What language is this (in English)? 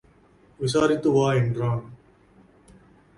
Tamil